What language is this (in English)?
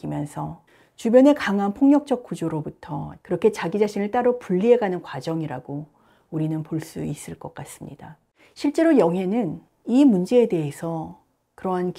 Korean